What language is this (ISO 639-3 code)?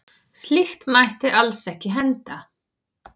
isl